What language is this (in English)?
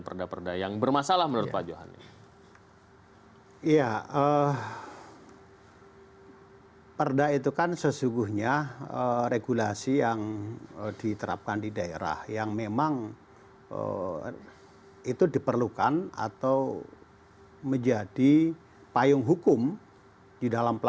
Indonesian